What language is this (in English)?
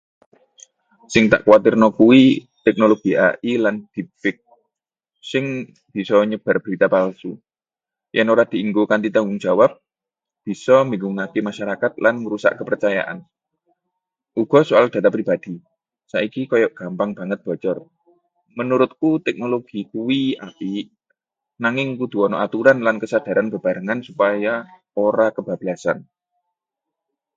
Javanese